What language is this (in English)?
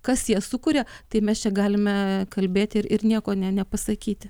Lithuanian